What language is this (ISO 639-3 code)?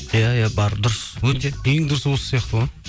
kaz